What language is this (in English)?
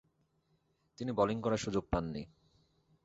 Bangla